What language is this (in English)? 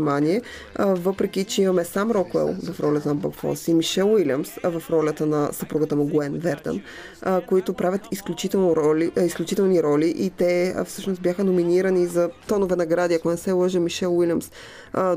Bulgarian